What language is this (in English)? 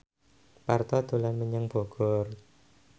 Javanese